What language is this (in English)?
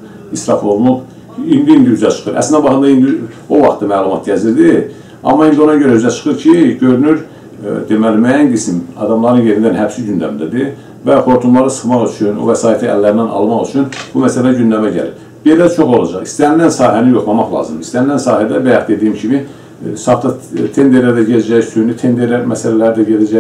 Turkish